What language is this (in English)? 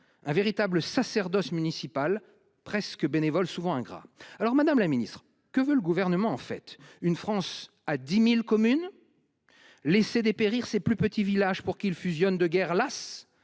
French